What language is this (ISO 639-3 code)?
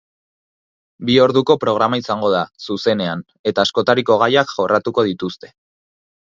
eus